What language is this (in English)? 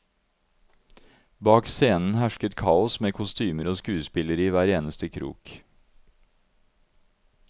Norwegian